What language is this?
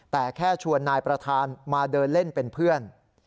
Thai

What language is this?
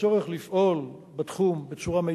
Hebrew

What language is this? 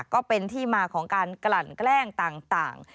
Thai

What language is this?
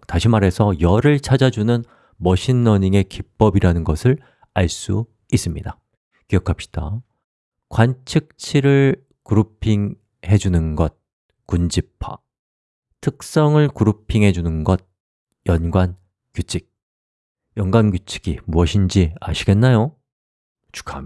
Korean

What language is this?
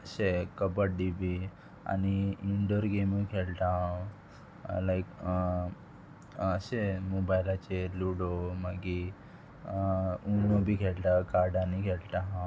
Konkani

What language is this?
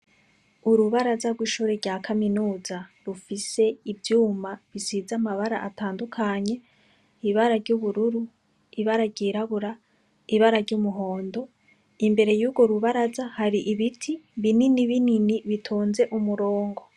Rundi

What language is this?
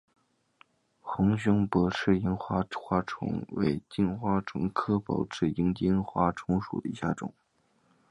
Chinese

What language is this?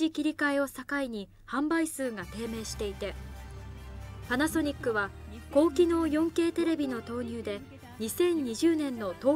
Japanese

